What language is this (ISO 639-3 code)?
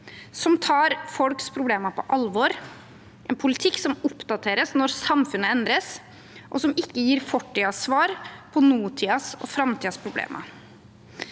nor